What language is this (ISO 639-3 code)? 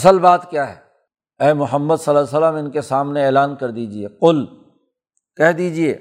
urd